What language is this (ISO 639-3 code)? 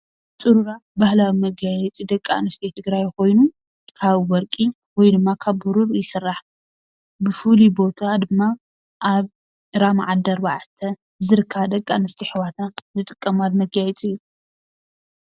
tir